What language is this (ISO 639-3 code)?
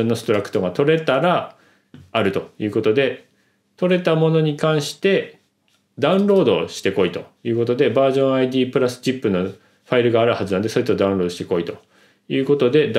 jpn